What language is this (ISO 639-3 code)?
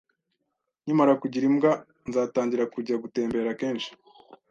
kin